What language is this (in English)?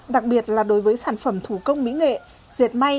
Vietnamese